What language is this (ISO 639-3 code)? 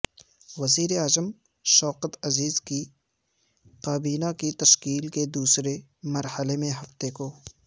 urd